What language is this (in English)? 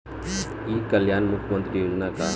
Bhojpuri